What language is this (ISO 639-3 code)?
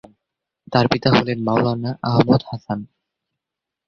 ben